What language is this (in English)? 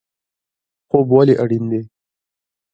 Pashto